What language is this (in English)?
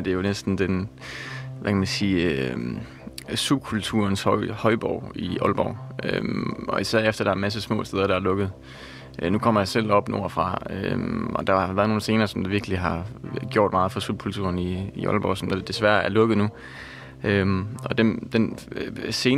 Danish